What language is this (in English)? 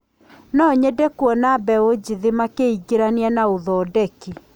Kikuyu